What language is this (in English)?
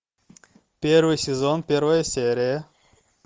Russian